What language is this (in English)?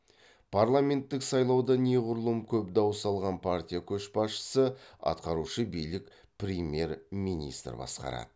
Kazakh